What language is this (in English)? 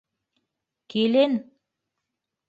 Bashkir